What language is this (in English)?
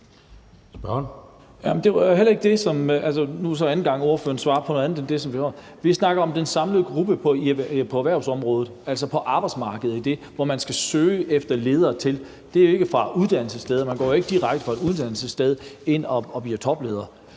Danish